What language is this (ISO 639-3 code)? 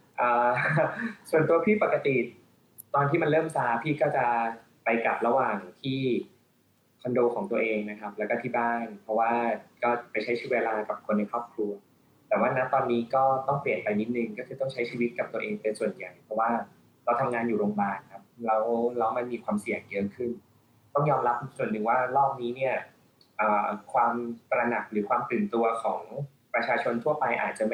tha